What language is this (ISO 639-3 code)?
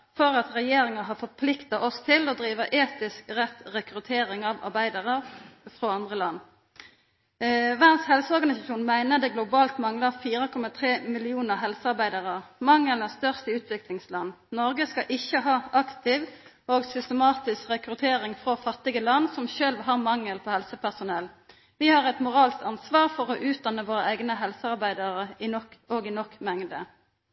nno